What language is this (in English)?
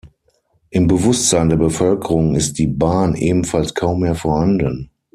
German